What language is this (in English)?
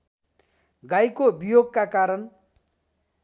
Nepali